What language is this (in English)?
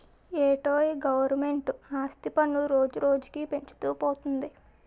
Telugu